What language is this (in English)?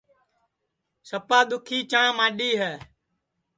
Sansi